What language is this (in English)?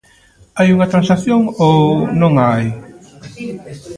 Galician